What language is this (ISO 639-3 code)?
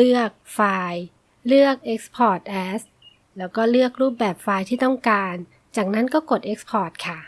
tha